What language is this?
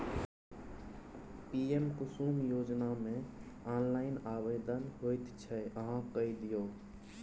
Maithili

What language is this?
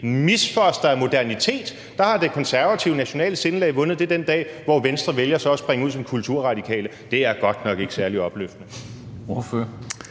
Danish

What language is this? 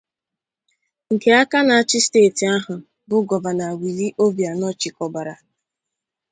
Igbo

